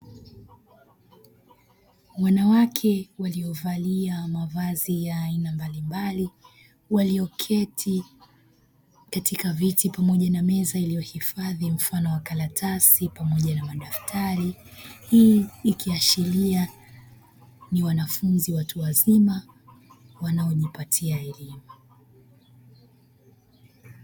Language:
Swahili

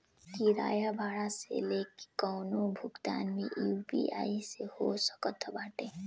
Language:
Bhojpuri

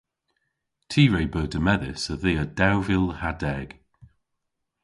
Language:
Cornish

